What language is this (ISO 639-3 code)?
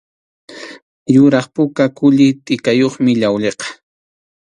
qxu